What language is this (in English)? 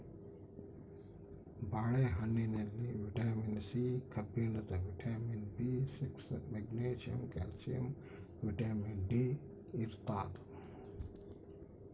Kannada